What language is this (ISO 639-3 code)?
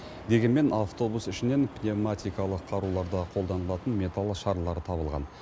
kaz